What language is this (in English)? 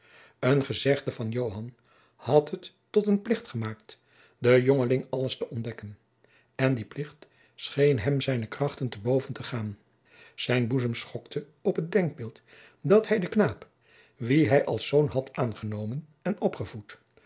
Dutch